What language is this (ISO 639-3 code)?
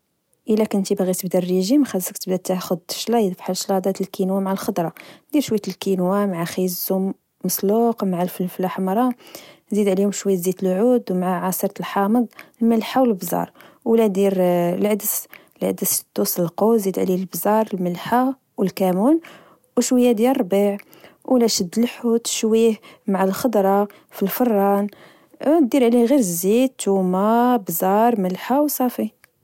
ary